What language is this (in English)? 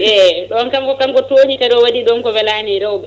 Fula